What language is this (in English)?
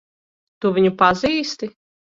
Latvian